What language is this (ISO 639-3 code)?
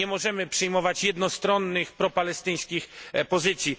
pol